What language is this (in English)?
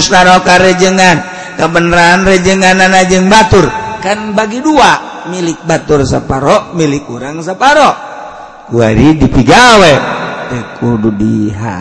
Indonesian